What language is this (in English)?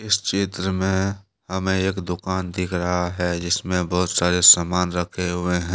Hindi